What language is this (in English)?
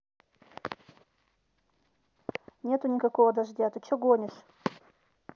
Russian